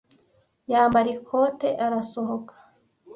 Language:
Kinyarwanda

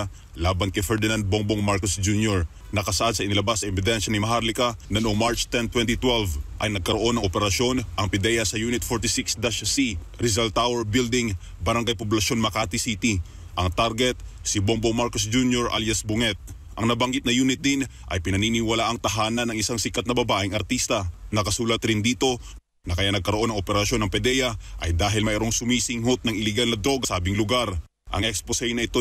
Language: Filipino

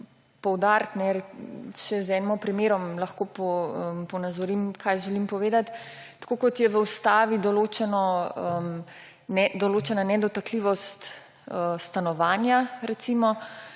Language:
Slovenian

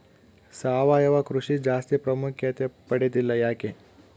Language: Kannada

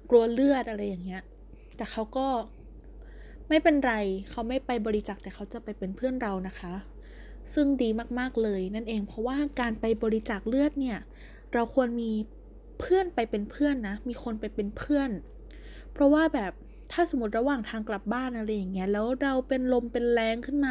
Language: Thai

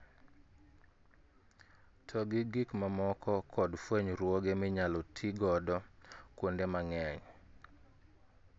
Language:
Luo (Kenya and Tanzania)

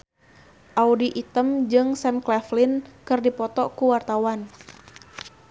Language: Sundanese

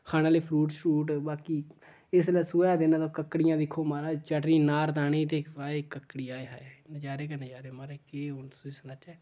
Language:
Dogri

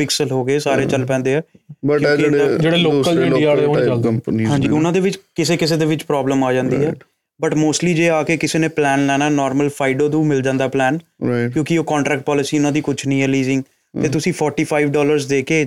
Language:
Punjabi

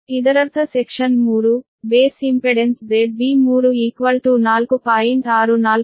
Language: Kannada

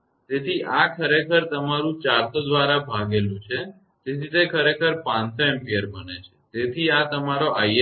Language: Gujarati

